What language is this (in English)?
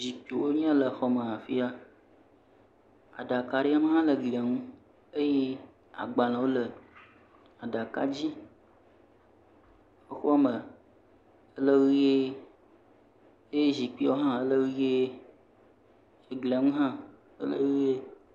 Ewe